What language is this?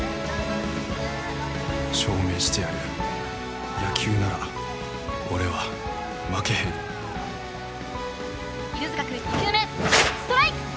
Japanese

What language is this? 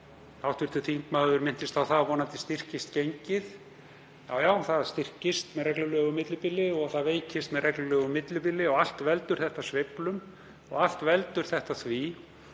Icelandic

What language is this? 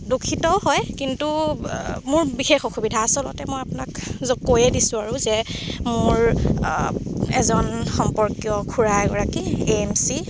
Assamese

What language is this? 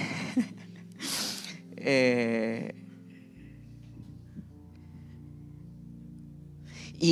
Spanish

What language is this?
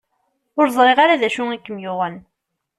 Kabyle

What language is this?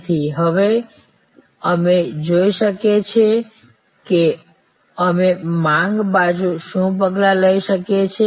Gujarati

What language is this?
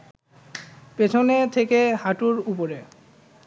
Bangla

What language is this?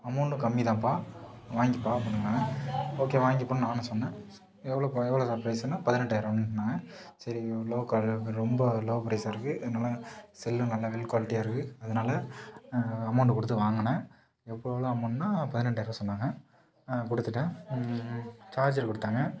Tamil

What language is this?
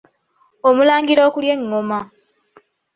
Ganda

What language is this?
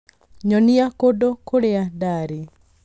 Kikuyu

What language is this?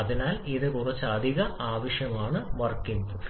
Malayalam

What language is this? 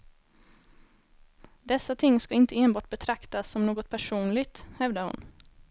Swedish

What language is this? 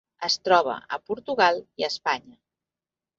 Catalan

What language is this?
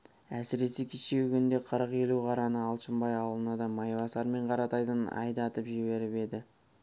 Kazakh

